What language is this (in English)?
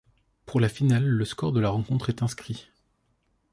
French